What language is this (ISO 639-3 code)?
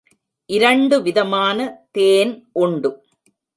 tam